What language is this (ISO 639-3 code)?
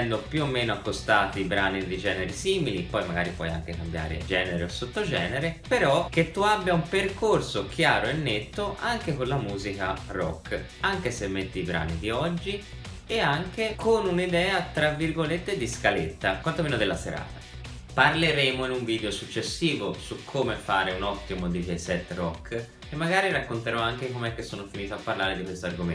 ita